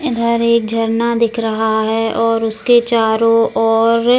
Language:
Hindi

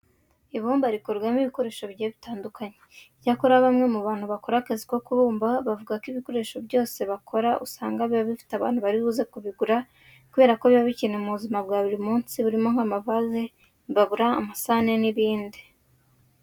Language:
Kinyarwanda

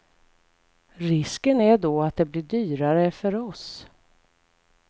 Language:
Swedish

